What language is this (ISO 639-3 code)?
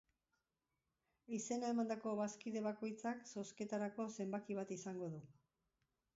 eus